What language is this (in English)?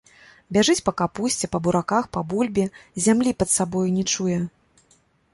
Belarusian